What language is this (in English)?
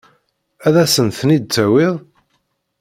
Kabyle